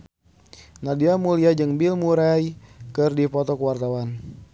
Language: Sundanese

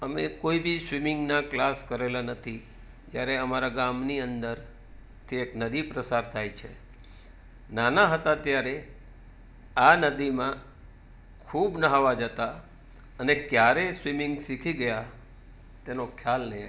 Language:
Gujarati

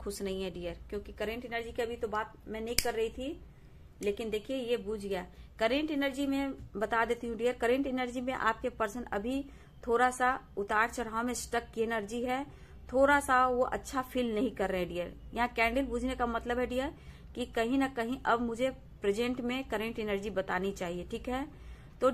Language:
Hindi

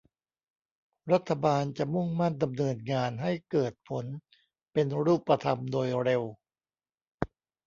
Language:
Thai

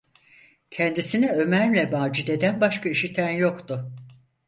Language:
Turkish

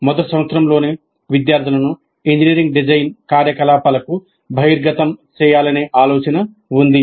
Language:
Telugu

